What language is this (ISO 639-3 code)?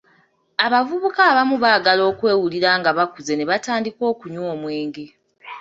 lug